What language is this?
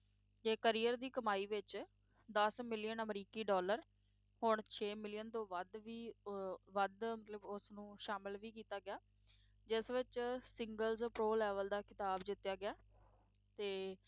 Punjabi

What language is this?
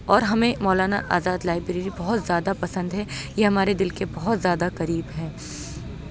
Urdu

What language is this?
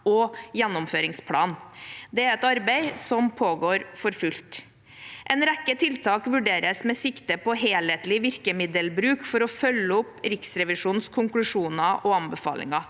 Norwegian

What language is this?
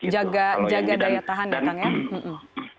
Indonesian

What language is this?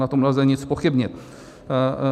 Czech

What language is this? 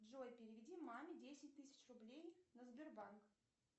Russian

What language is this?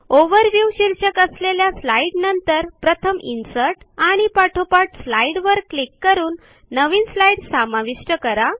Marathi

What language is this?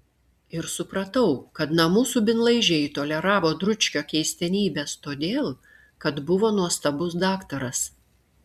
Lithuanian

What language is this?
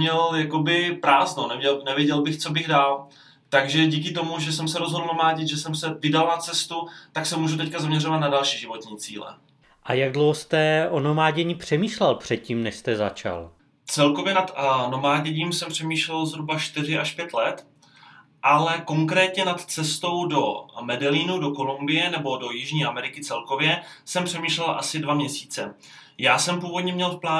Czech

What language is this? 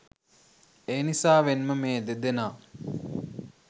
Sinhala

